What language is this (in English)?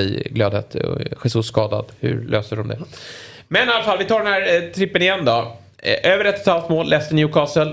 Swedish